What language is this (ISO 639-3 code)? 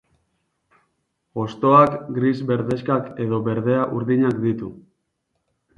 eus